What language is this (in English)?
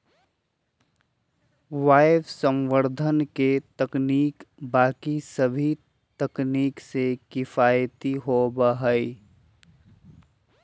Magahi